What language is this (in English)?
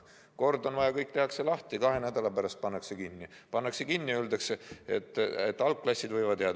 Estonian